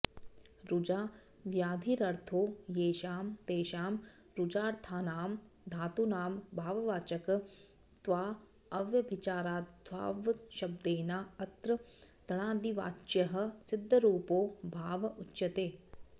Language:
Sanskrit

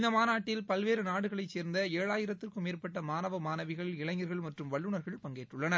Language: Tamil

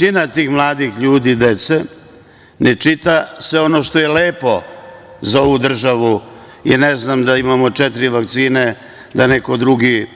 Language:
Serbian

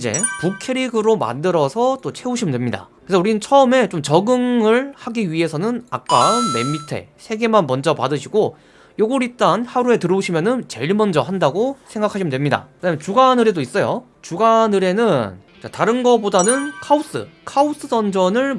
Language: Korean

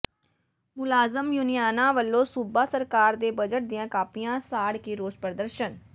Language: Punjabi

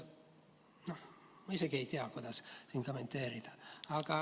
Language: Estonian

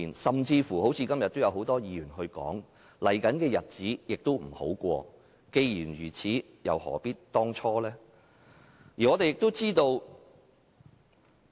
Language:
Cantonese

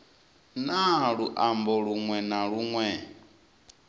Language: Venda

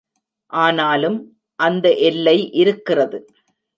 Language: Tamil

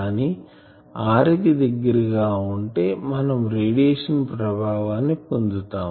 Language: Telugu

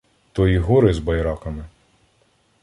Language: Ukrainian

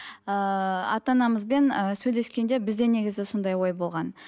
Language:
Kazakh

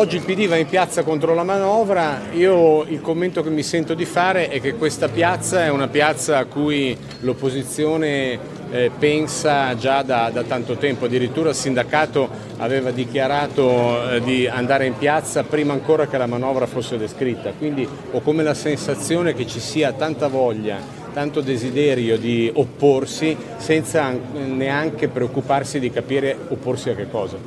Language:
Italian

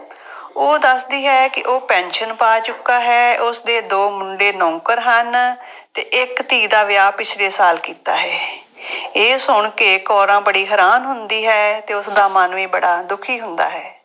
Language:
Punjabi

